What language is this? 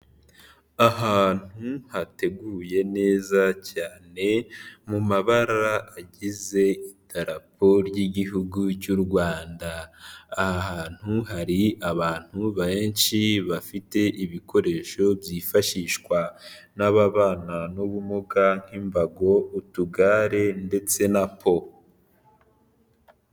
Kinyarwanda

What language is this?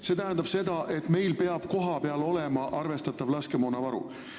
Estonian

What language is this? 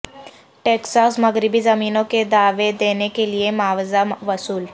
Urdu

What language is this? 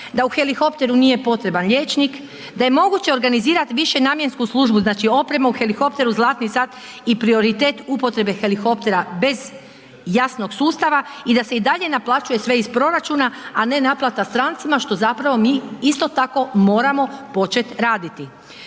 Croatian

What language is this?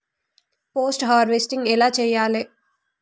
Telugu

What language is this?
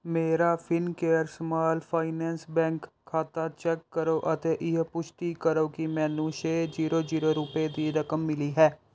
Punjabi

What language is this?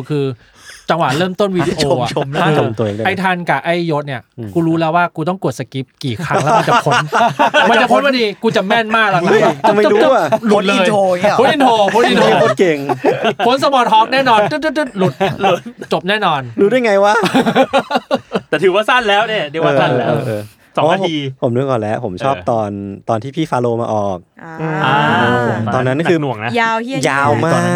Thai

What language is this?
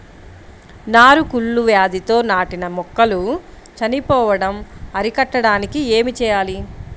Telugu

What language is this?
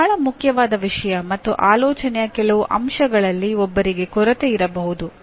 Kannada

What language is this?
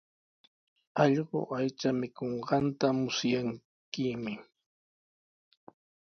Sihuas Ancash Quechua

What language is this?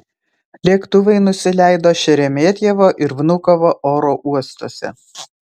Lithuanian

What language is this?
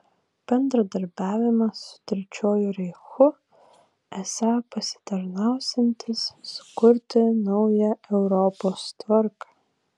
Lithuanian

